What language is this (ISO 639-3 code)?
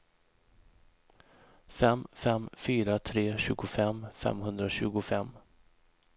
swe